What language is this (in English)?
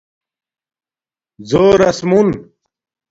Domaaki